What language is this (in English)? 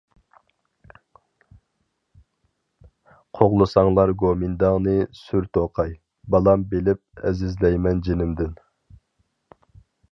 Uyghur